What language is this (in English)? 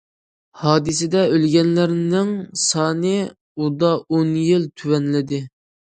Uyghur